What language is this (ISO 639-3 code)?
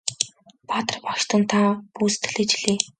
mon